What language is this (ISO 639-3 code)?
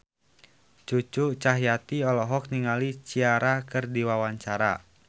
sun